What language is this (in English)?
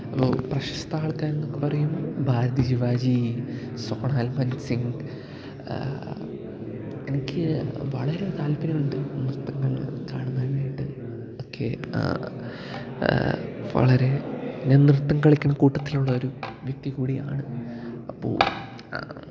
Malayalam